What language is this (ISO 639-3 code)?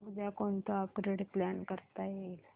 mar